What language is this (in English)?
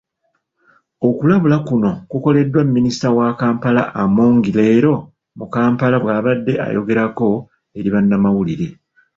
Ganda